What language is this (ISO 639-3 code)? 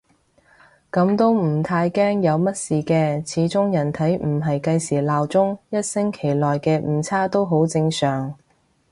yue